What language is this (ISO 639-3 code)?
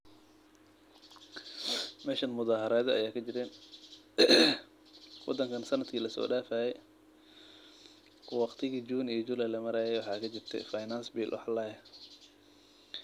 som